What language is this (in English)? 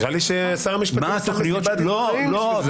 Hebrew